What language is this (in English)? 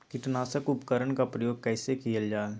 Magahi